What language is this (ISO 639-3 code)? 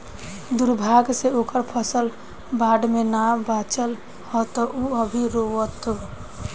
bho